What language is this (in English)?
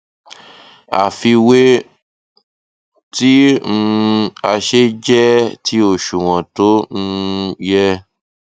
Yoruba